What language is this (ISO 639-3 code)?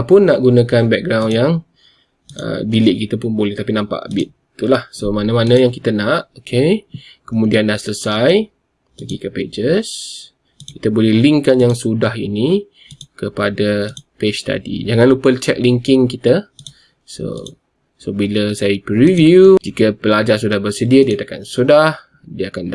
msa